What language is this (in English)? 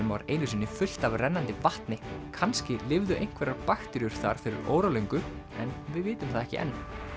Icelandic